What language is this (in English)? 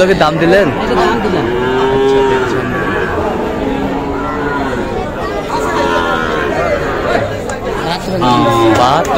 Arabic